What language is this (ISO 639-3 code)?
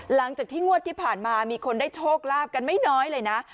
tha